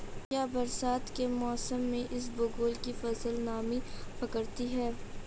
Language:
Hindi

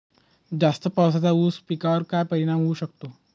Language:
Marathi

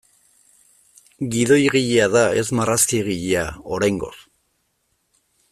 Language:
Basque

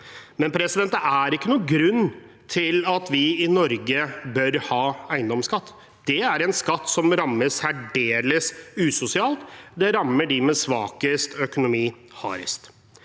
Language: Norwegian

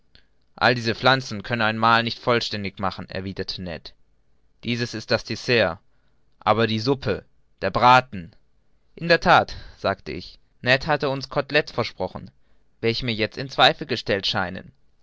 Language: German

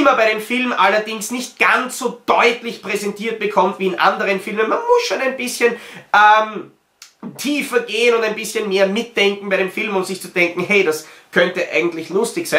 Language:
German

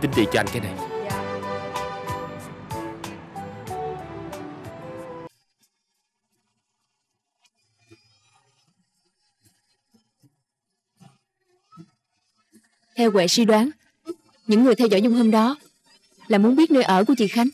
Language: Vietnamese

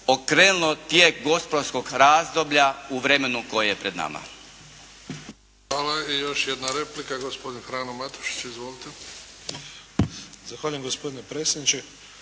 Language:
Croatian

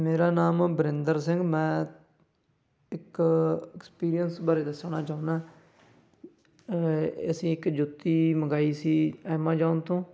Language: Punjabi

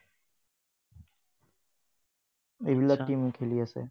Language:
Assamese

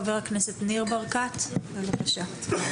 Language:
Hebrew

